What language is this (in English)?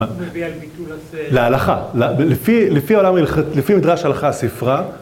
Hebrew